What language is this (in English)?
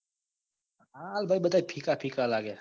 Gujarati